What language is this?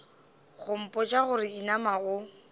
Northern Sotho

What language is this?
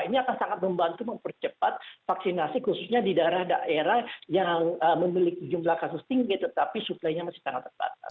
Indonesian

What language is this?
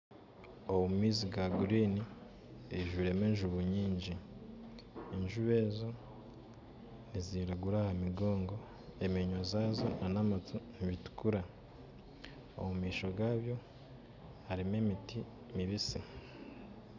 Nyankole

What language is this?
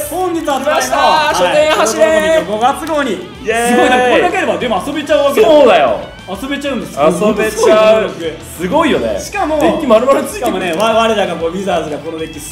Japanese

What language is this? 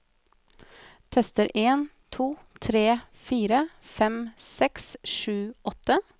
Norwegian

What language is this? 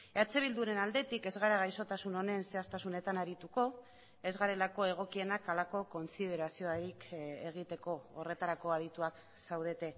Basque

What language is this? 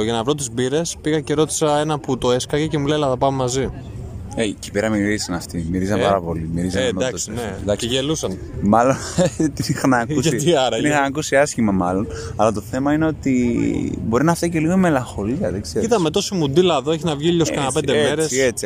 Greek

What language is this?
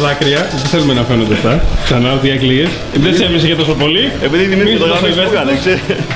Greek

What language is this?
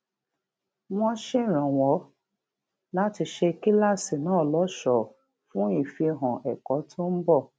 Yoruba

